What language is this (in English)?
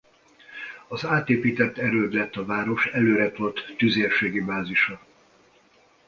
Hungarian